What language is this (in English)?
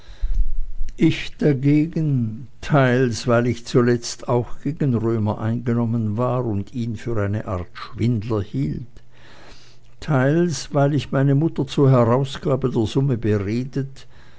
German